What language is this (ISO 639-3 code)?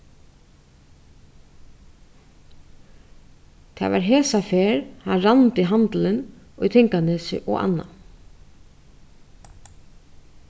fao